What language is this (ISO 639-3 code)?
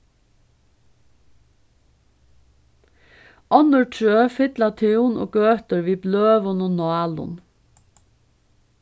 fao